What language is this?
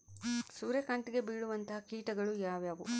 Kannada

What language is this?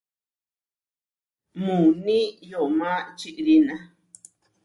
Huarijio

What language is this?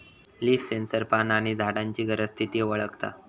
Marathi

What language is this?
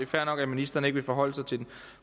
Danish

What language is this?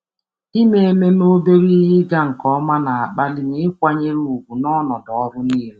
Igbo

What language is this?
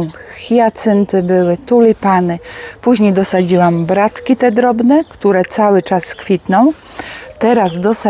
Polish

